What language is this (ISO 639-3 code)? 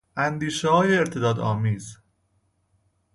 fas